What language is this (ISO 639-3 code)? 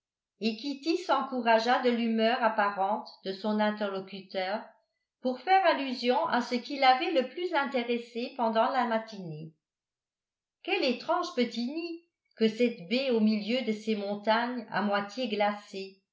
fra